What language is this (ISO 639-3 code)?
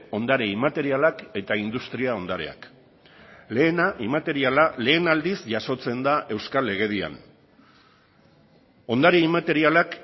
eus